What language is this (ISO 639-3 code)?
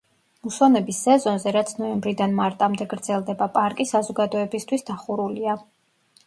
kat